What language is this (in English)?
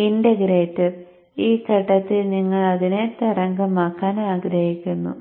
Malayalam